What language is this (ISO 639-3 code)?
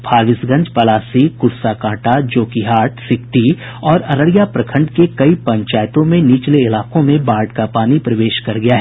hin